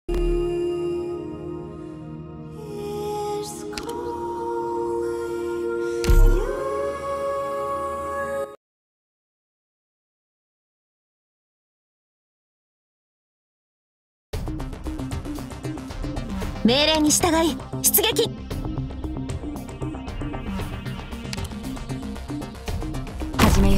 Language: Japanese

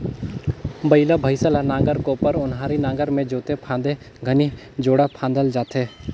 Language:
Chhattisgarhi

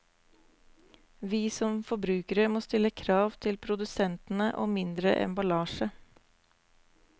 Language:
Norwegian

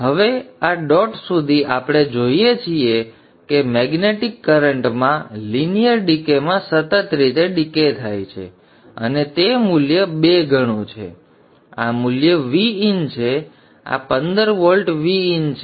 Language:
Gujarati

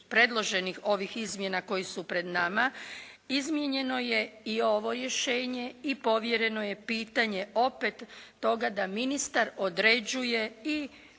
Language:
Croatian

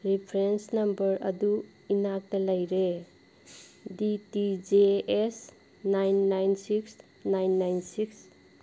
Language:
Manipuri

